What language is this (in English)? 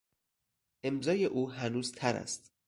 Persian